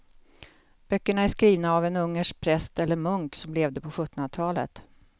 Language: Swedish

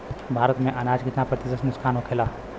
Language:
Bhojpuri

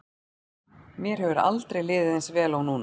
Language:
Icelandic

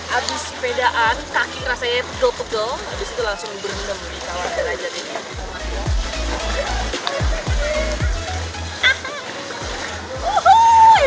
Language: Indonesian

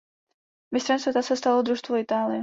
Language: Czech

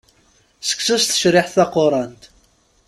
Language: Kabyle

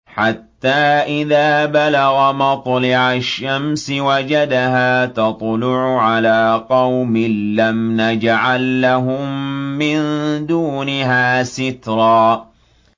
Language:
Arabic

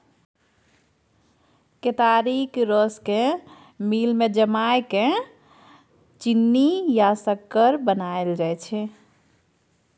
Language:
Maithili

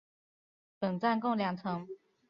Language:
Chinese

